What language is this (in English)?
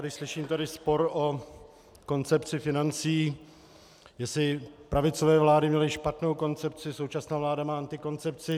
Czech